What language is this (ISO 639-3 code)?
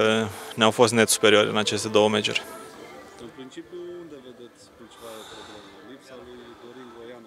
ron